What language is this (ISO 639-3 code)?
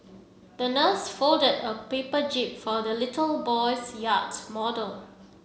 eng